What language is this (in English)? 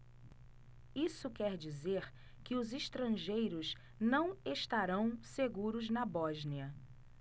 Portuguese